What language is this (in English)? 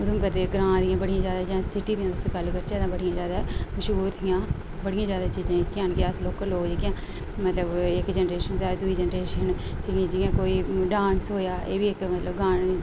Dogri